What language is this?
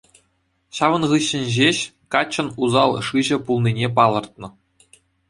Chuvash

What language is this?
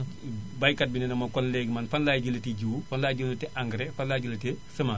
Wolof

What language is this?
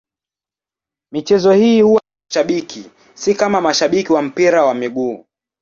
Swahili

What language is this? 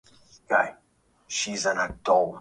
Swahili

